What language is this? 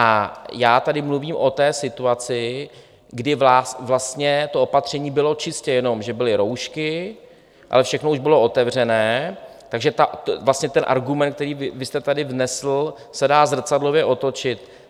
Czech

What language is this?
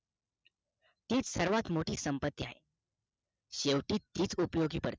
Marathi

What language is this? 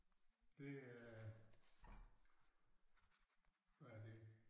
Danish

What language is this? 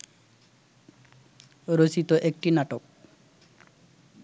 Bangla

